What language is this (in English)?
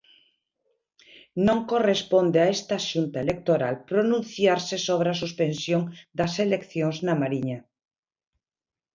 Galician